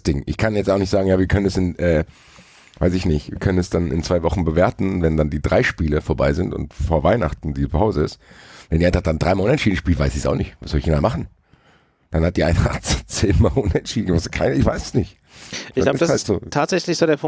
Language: German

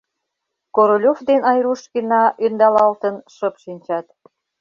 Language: Mari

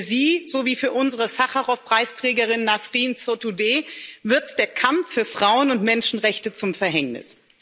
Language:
German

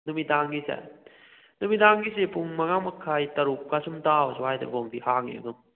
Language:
Manipuri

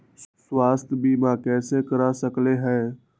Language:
Magahi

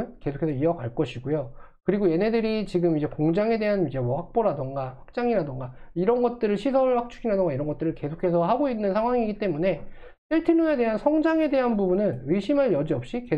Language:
Korean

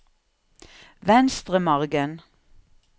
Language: Norwegian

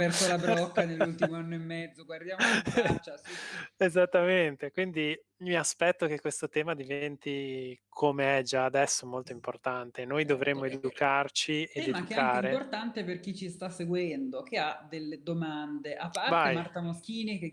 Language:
Italian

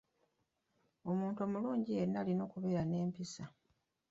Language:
Ganda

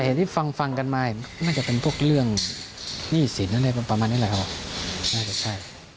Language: Thai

